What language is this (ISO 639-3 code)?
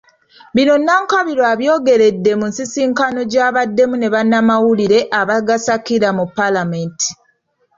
lug